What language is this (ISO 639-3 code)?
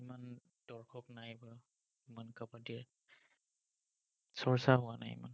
asm